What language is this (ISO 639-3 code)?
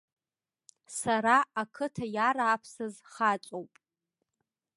abk